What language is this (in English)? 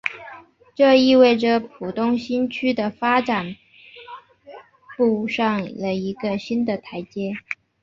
Chinese